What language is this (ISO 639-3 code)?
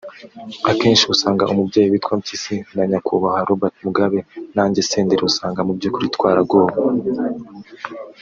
kin